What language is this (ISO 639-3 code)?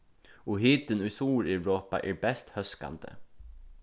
fao